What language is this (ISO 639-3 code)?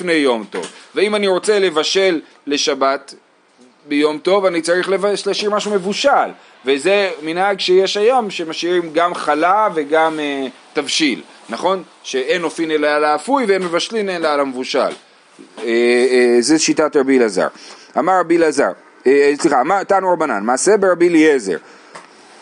heb